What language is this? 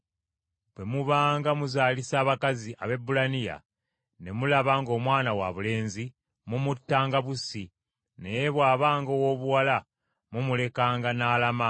Ganda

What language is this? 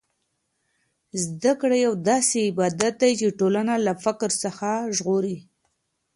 Pashto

